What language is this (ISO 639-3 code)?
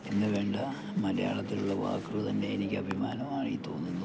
mal